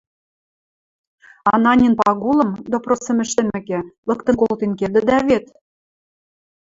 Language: Western Mari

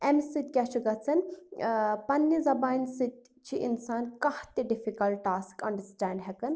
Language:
Kashmiri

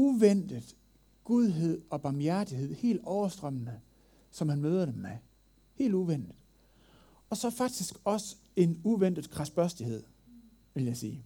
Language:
Danish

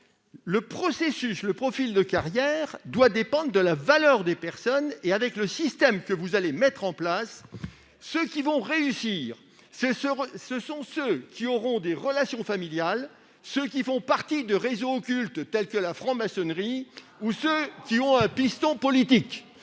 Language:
French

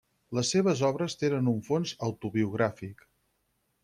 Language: Catalan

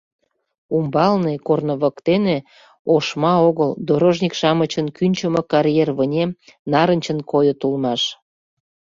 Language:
Mari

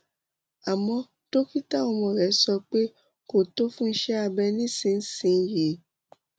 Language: Yoruba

